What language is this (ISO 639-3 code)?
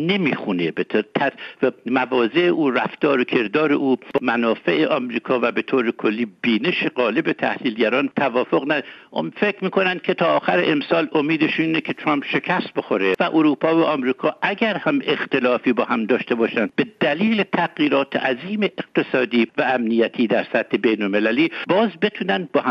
fas